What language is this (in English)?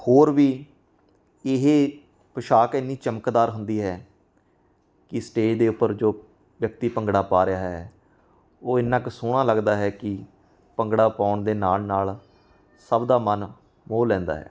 Punjabi